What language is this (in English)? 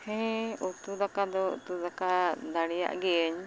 Santali